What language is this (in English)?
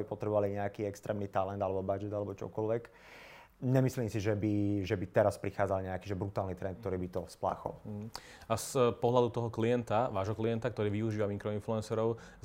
Slovak